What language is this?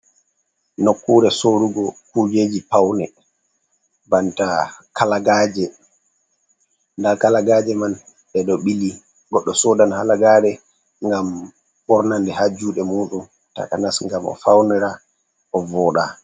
Fula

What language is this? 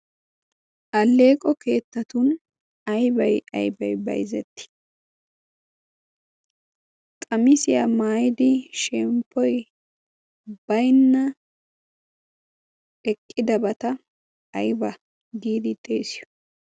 Wolaytta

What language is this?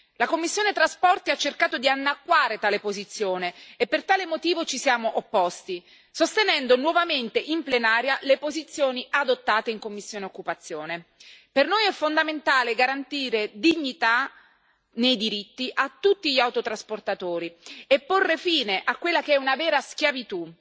Italian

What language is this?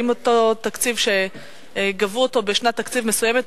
Hebrew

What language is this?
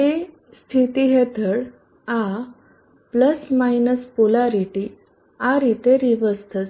Gujarati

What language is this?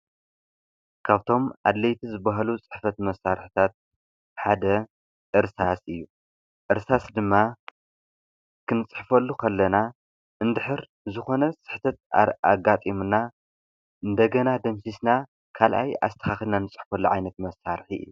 Tigrinya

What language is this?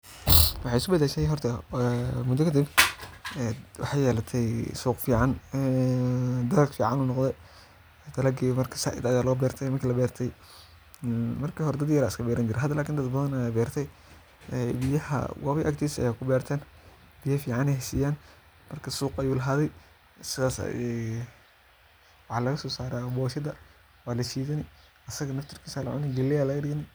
Somali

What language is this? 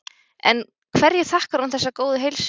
Icelandic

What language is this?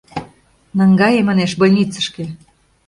Mari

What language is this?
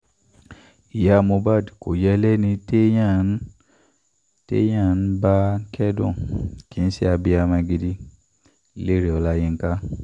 Yoruba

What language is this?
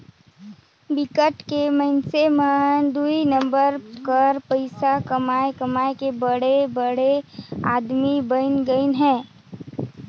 Chhattisgarhi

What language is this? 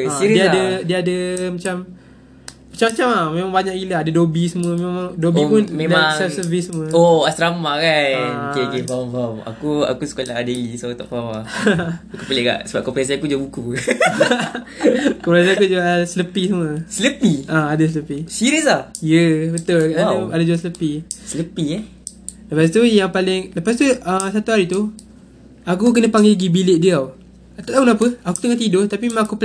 Malay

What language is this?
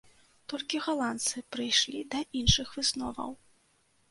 Belarusian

